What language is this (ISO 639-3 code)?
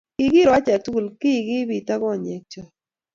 kln